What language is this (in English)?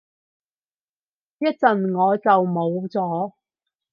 Cantonese